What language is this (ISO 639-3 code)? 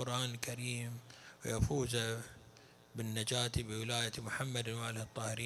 ara